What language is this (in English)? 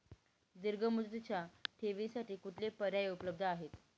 Marathi